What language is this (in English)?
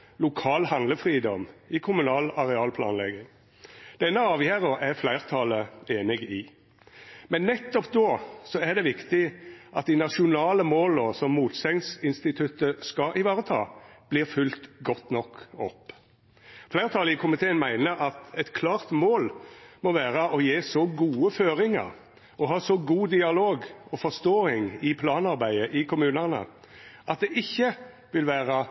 Norwegian Nynorsk